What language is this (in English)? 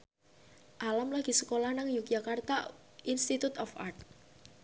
Javanese